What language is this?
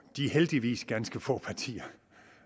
Danish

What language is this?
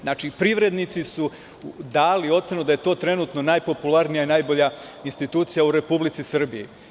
Serbian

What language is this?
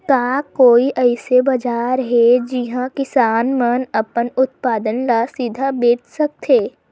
Chhattisgarhi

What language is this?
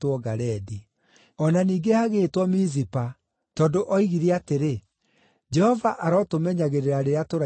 Kikuyu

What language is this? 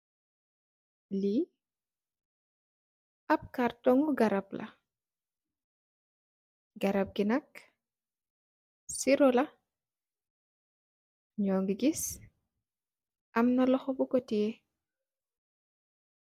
Wolof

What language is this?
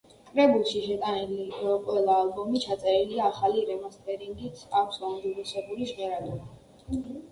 Georgian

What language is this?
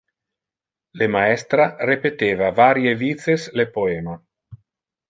Interlingua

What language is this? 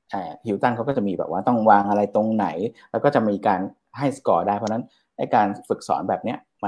Thai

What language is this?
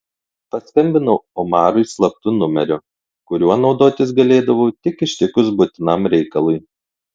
Lithuanian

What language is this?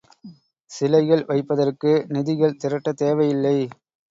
Tamil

